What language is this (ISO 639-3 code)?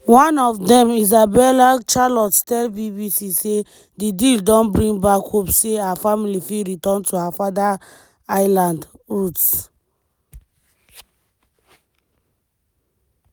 pcm